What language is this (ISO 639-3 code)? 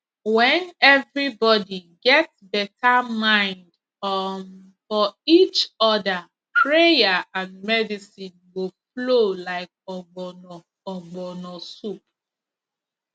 pcm